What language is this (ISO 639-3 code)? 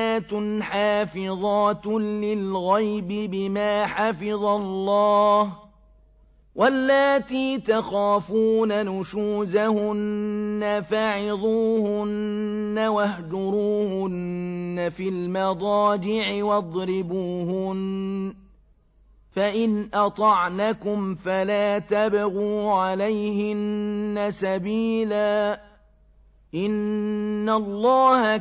ara